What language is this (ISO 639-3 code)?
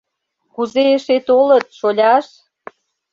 chm